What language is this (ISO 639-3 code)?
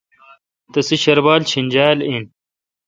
xka